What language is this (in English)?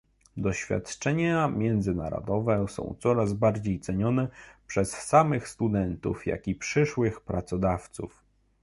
Polish